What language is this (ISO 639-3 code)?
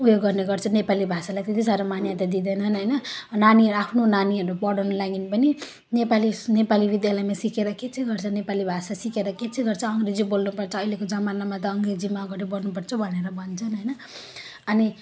nep